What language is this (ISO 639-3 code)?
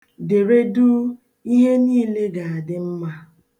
ibo